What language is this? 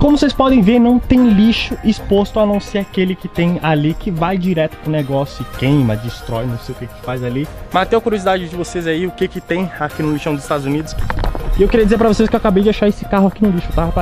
Portuguese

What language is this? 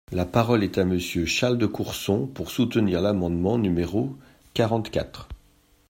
French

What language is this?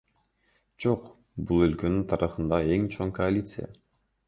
Kyrgyz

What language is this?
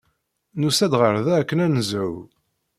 Kabyle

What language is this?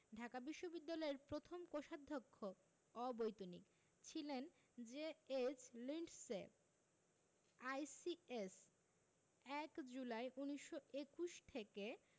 Bangla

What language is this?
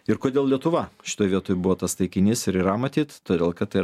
Lithuanian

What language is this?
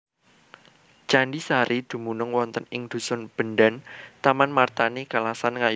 Javanese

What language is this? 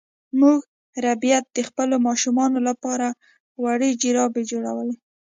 Pashto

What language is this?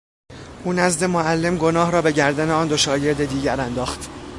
Persian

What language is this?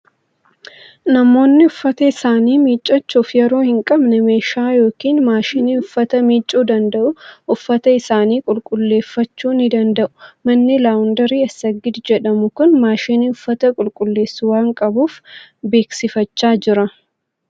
Oromo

